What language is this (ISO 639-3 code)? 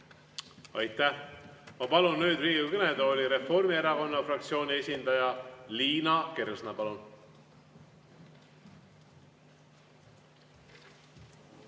est